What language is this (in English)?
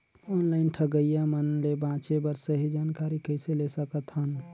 Chhattisgarhi